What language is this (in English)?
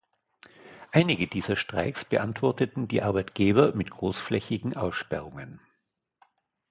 German